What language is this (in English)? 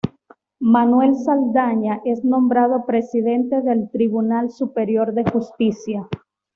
Spanish